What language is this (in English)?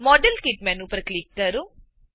Gujarati